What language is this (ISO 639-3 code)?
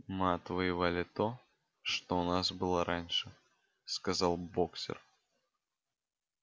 rus